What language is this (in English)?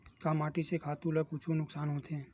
Chhattisgarhi